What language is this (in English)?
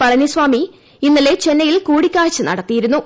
Malayalam